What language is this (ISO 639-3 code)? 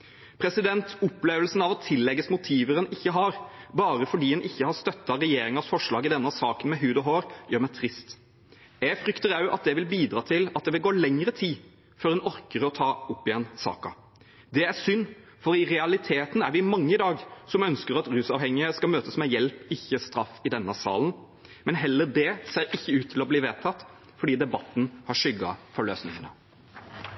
nob